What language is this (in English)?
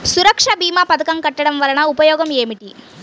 Telugu